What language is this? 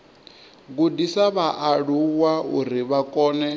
Venda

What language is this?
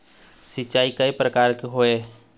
Chhattisgarhi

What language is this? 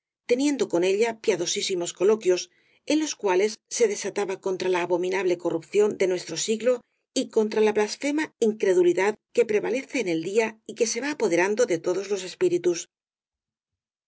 Spanish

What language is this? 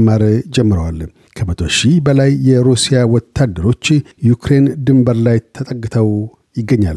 Amharic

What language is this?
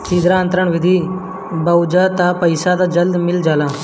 Bhojpuri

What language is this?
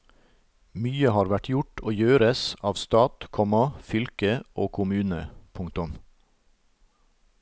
Norwegian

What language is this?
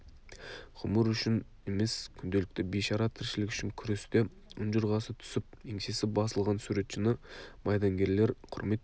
Kazakh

